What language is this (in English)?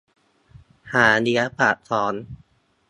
Thai